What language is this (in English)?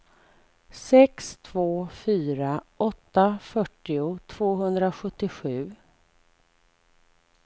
Swedish